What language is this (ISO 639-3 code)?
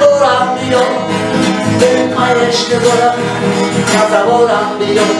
tur